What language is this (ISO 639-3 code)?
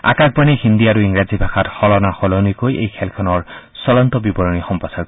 asm